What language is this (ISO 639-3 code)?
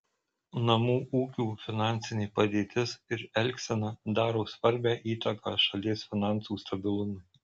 lit